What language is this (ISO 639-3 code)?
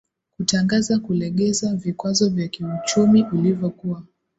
swa